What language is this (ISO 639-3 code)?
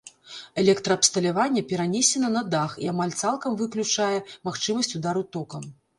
bel